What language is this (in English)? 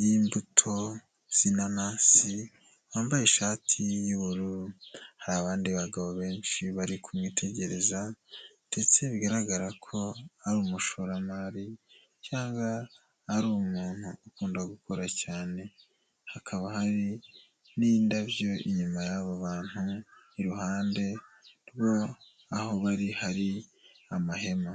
Kinyarwanda